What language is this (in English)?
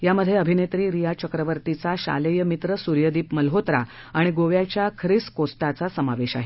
Marathi